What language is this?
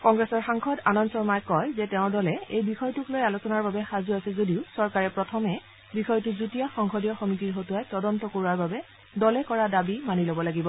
Assamese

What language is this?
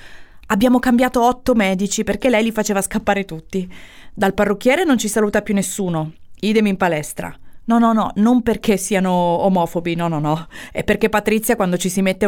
Italian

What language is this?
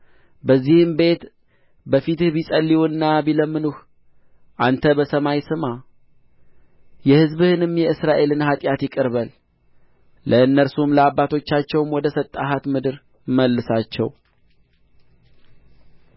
Amharic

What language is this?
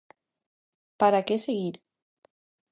Galician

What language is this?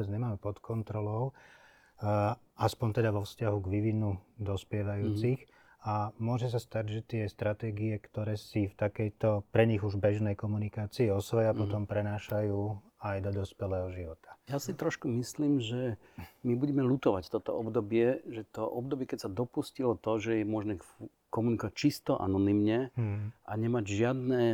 Slovak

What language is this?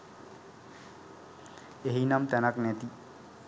Sinhala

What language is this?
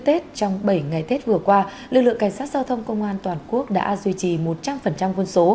Vietnamese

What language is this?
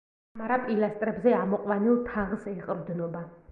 Georgian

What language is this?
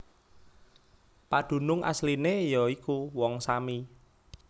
Javanese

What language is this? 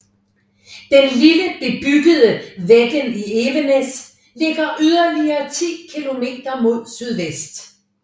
Danish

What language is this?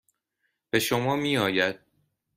Persian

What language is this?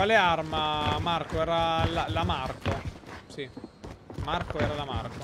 Italian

